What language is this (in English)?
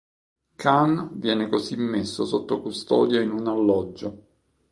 Italian